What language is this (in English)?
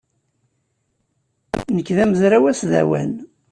Kabyle